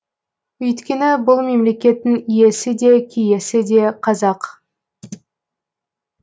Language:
Kazakh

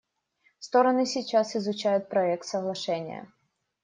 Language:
Russian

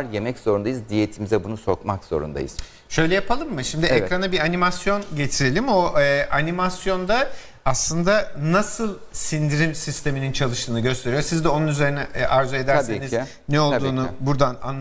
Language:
Turkish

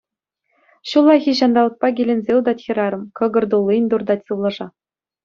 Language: Chuvash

